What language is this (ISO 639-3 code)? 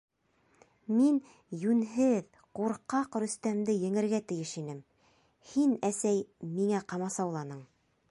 bak